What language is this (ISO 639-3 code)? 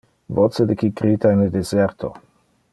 ina